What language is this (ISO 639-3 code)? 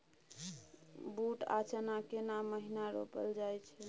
mai